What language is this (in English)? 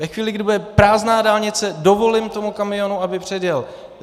Czech